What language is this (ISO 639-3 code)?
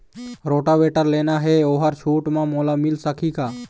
hne